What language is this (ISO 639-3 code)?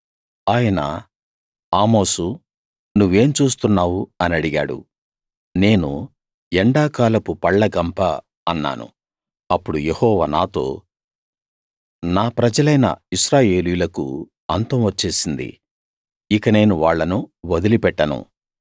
tel